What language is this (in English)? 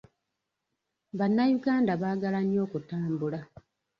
Ganda